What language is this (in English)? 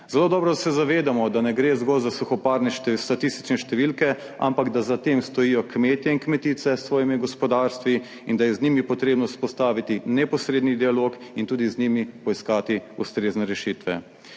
Slovenian